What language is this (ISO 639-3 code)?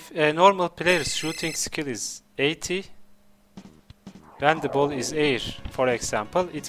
eng